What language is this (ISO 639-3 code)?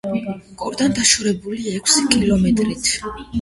kat